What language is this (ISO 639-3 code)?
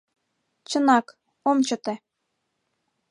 chm